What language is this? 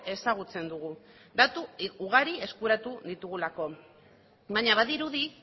Basque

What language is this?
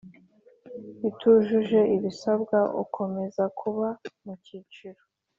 Kinyarwanda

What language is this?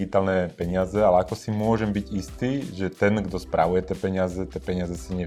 Slovak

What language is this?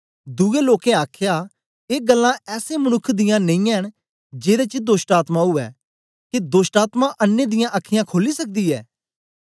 Dogri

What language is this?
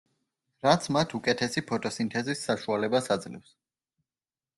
Georgian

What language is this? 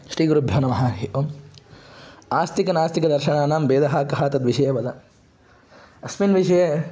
Sanskrit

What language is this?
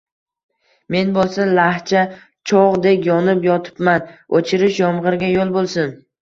Uzbek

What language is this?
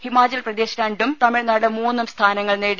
Malayalam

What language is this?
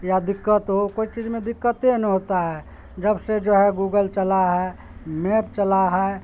Urdu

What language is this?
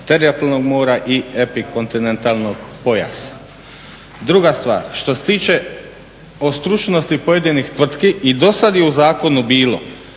Croatian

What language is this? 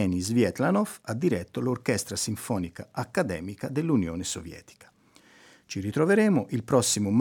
Italian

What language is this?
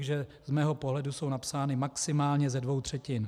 Czech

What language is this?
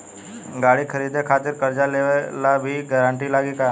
Bhojpuri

